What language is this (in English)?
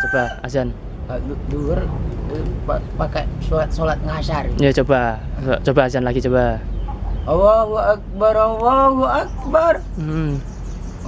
Indonesian